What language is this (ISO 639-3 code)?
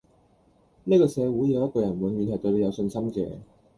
yue